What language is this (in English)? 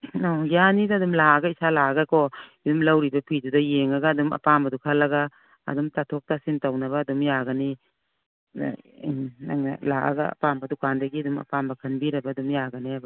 Manipuri